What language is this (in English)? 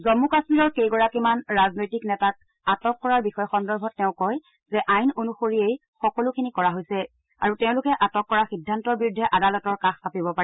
Assamese